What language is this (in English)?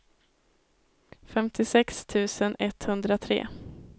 Swedish